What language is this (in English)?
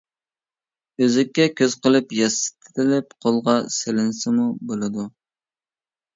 Uyghur